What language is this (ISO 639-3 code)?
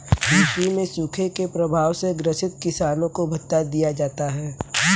hin